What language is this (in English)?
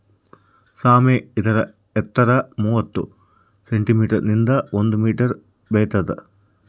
Kannada